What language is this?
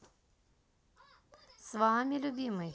Russian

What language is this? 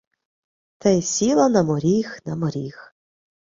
Ukrainian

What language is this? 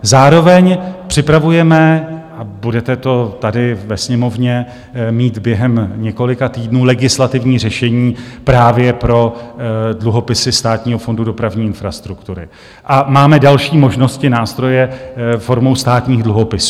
Czech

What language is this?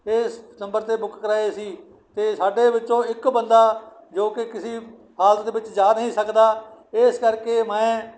Punjabi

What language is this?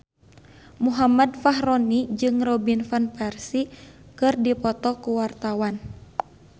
Sundanese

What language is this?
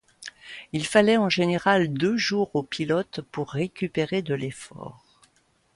French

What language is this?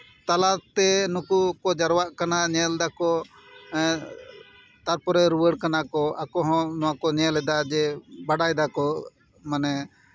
Santali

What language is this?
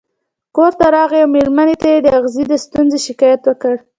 Pashto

